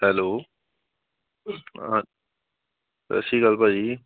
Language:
Punjabi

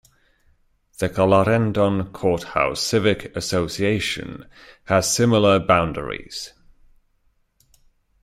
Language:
English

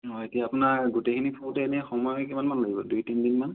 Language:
Assamese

